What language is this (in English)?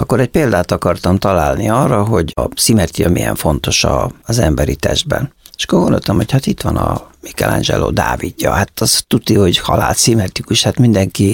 Hungarian